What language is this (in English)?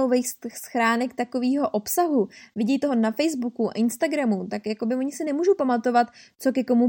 Czech